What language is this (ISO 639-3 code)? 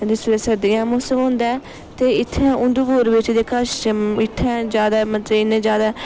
doi